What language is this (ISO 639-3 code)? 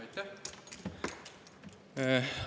est